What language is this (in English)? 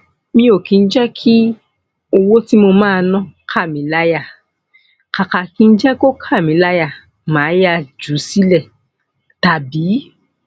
Yoruba